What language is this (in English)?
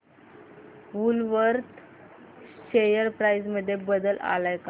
Marathi